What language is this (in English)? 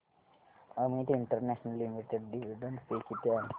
Marathi